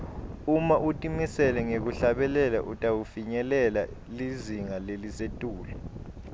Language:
Swati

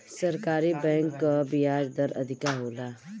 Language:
Bhojpuri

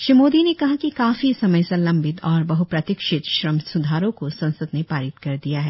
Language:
Hindi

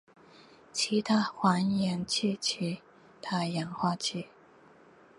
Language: Chinese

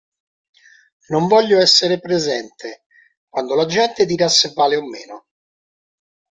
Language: Italian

